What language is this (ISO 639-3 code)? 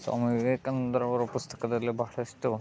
kan